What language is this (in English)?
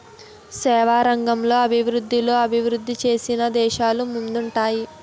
Telugu